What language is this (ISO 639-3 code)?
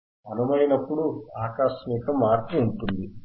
tel